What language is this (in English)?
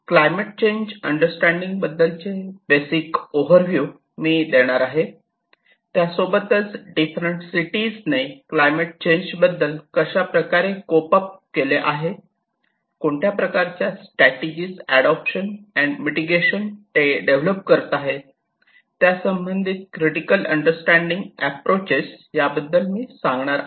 Marathi